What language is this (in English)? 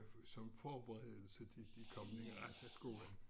Danish